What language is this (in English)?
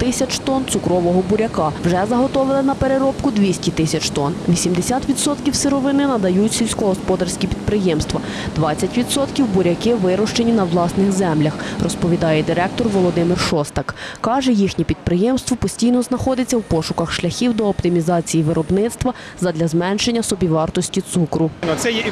Ukrainian